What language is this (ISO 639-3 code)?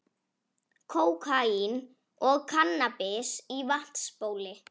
isl